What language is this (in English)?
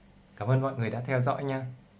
Vietnamese